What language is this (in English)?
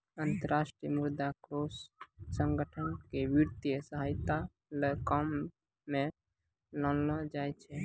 Maithili